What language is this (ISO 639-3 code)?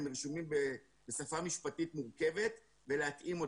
heb